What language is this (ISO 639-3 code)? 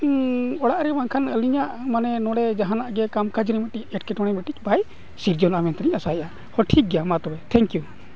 sat